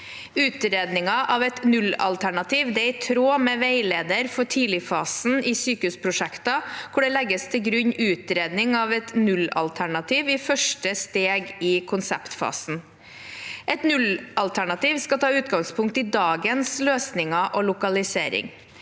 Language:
Norwegian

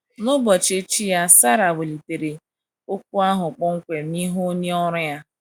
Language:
Igbo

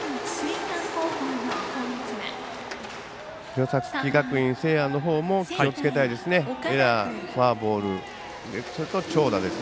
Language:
Japanese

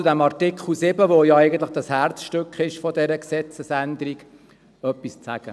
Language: Swiss German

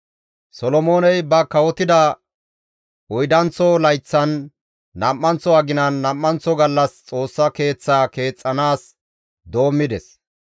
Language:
Gamo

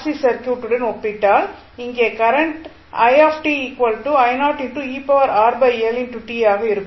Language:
Tamil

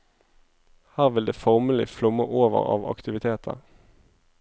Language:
Norwegian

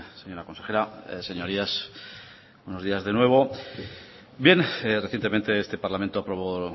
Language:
Spanish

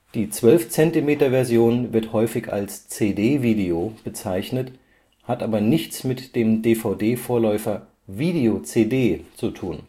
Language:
German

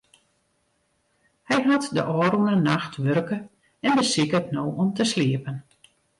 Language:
Western Frisian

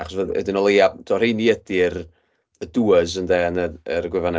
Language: Welsh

